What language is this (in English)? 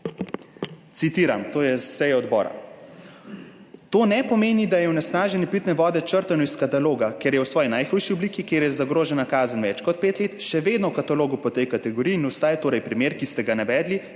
Slovenian